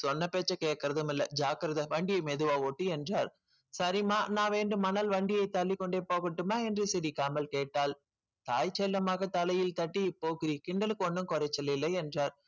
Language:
Tamil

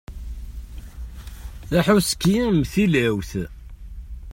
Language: Kabyle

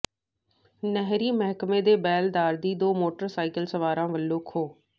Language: Punjabi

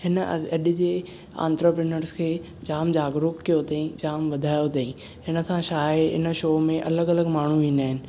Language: Sindhi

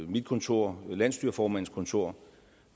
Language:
Danish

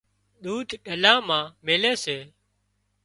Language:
Wadiyara Koli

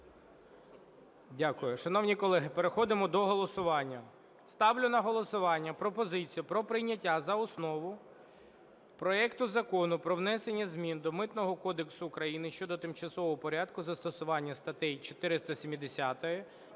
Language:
Ukrainian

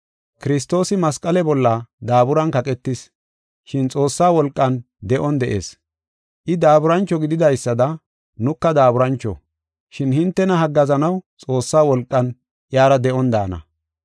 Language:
Gofa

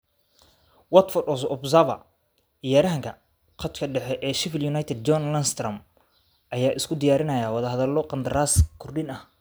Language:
Somali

